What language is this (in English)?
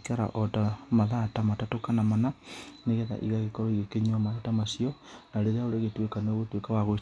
Kikuyu